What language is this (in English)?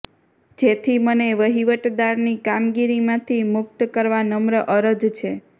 Gujarati